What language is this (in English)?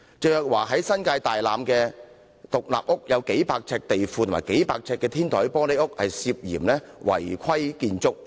Cantonese